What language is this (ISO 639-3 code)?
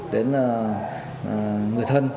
vie